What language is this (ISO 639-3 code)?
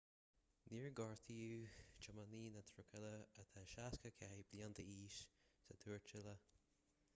gle